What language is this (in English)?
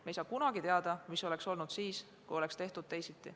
Estonian